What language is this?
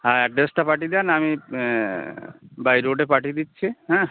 Bangla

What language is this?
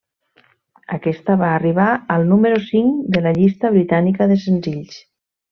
Catalan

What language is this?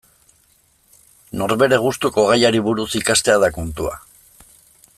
Basque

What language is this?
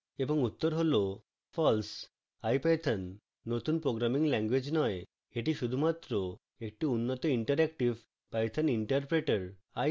Bangla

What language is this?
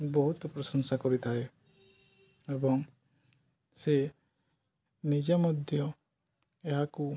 Odia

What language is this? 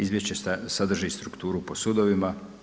Croatian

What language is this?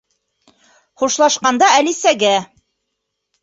Bashkir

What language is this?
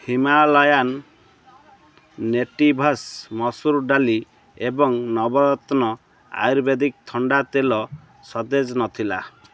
Odia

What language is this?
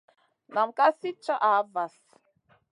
Masana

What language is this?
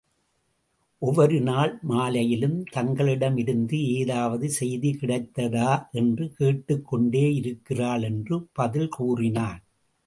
Tamil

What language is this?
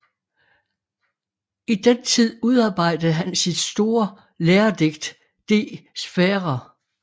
Danish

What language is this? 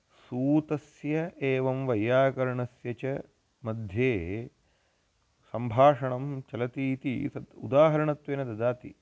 Sanskrit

